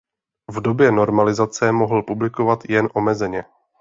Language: Czech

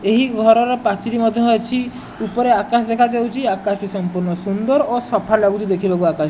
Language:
Odia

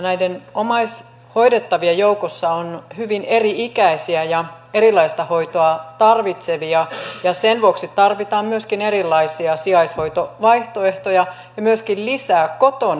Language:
Finnish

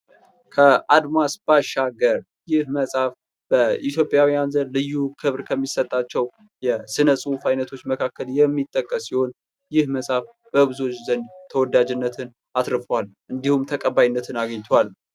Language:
Amharic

